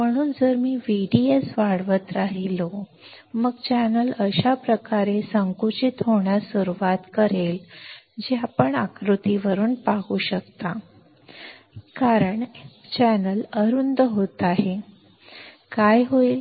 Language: Marathi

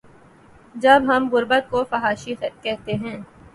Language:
Urdu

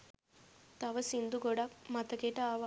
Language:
Sinhala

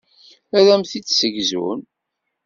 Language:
Kabyle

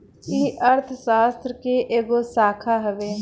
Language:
Bhojpuri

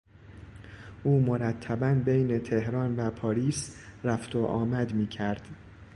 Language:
Persian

